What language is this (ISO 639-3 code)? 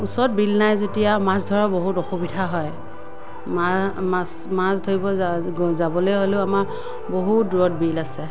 asm